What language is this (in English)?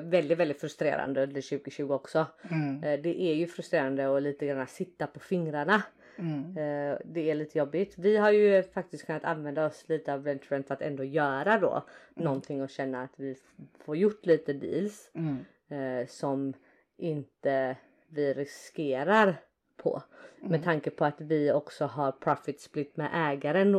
Swedish